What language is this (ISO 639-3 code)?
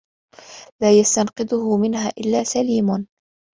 ara